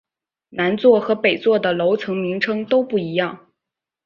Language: Chinese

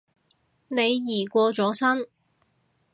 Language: Cantonese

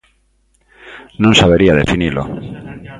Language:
Galician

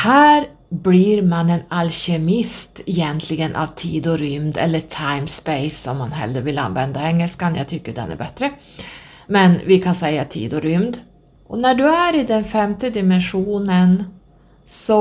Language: Swedish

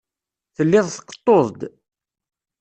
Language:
Kabyle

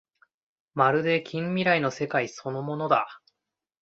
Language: Japanese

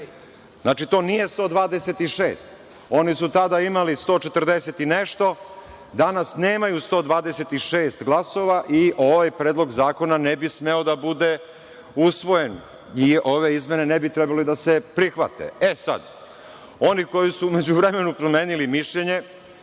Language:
Serbian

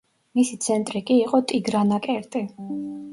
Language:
Georgian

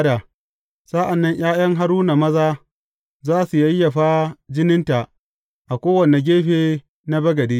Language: Hausa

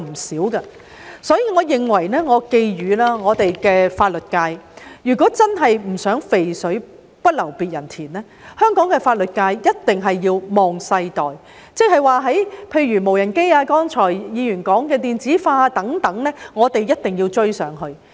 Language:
Cantonese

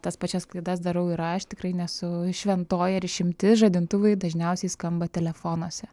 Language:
Lithuanian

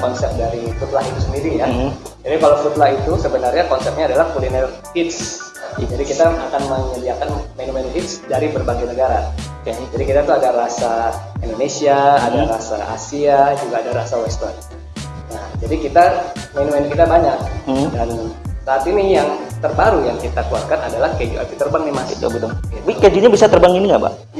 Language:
Indonesian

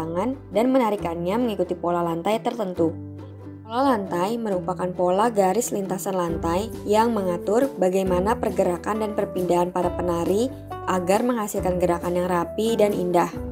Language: Indonesian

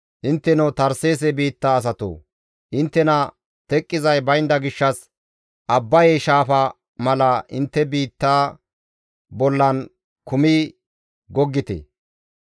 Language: Gamo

